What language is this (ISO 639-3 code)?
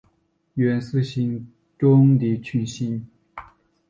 zho